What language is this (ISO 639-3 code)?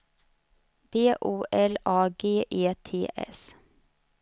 swe